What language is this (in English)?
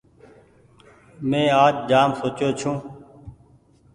Goaria